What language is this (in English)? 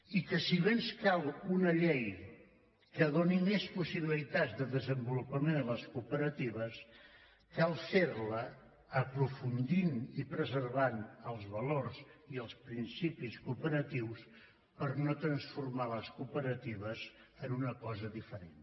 Catalan